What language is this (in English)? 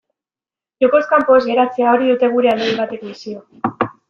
Basque